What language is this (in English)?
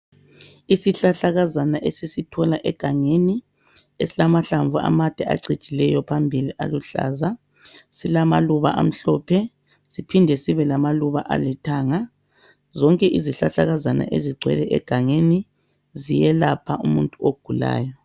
North Ndebele